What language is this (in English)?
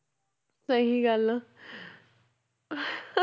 Punjabi